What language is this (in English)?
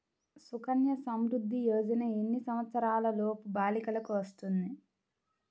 Telugu